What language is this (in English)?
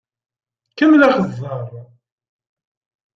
Kabyle